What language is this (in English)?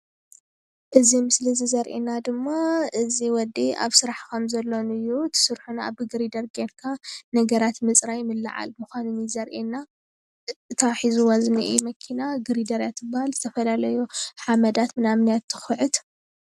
Tigrinya